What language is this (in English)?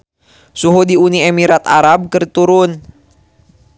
Sundanese